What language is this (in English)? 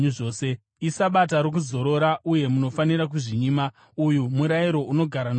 Shona